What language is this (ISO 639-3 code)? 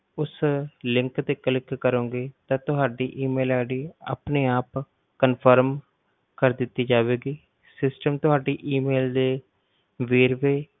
pan